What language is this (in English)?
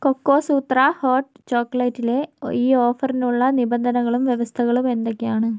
Malayalam